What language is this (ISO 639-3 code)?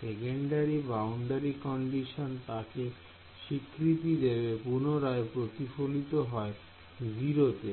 ben